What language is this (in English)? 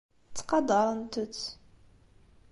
Kabyle